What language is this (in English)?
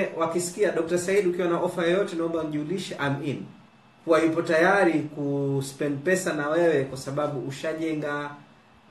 Swahili